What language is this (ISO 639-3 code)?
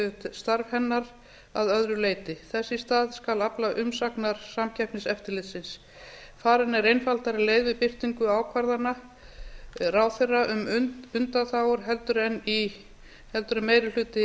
isl